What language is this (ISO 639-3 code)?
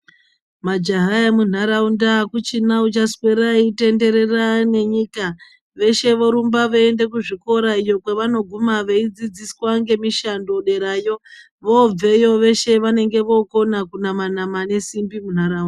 ndc